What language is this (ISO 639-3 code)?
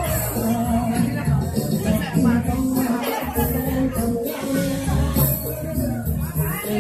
tha